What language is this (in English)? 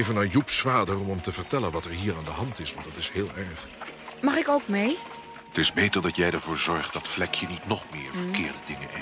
Dutch